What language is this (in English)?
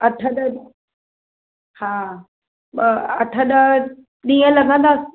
Sindhi